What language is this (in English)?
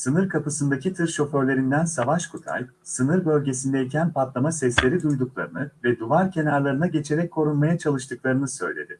Turkish